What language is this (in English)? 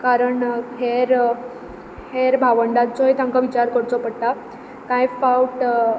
Konkani